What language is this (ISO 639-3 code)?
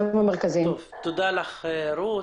heb